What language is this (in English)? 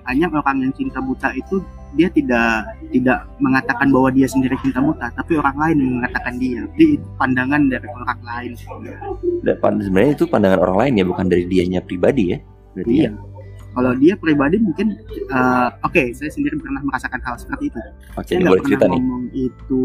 Indonesian